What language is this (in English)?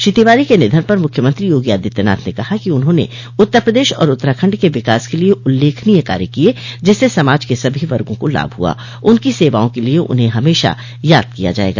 Hindi